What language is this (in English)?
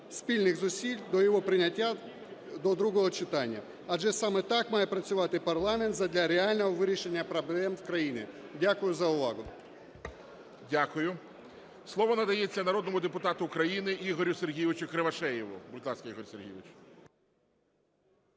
Ukrainian